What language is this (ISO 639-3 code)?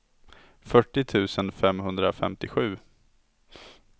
swe